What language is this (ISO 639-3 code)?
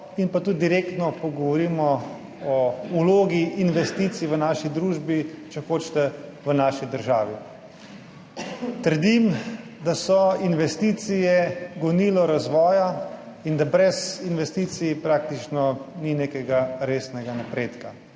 slv